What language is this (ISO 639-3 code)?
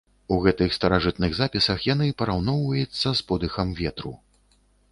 bel